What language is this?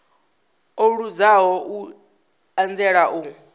Venda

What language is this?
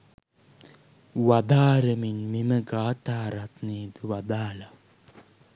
Sinhala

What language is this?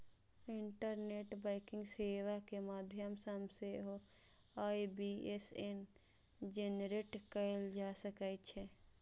Maithili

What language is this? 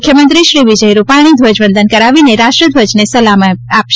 Gujarati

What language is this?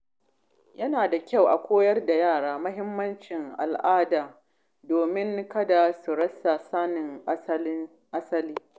Hausa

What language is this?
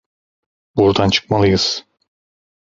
Turkish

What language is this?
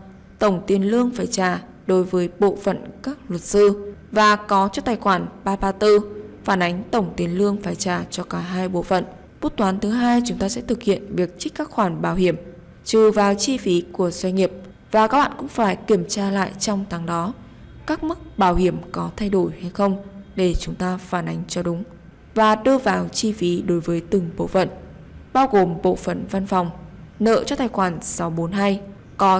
Vietnamese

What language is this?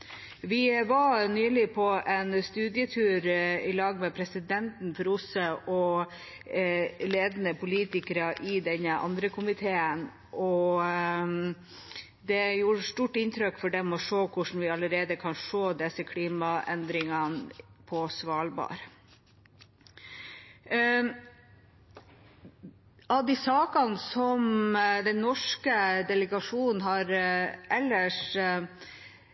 Norwegian Bokmål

